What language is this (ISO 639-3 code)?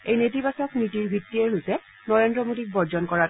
asm